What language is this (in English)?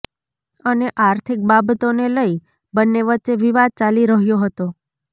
Gujarati